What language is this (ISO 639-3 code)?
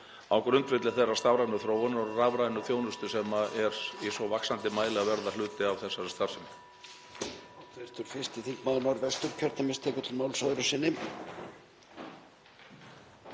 isl